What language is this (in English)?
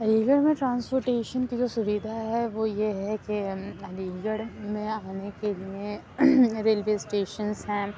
Urdu